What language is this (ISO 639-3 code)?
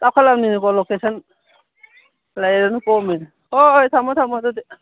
mni